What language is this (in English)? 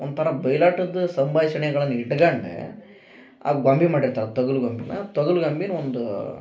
Kannada